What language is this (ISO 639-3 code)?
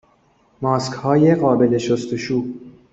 fas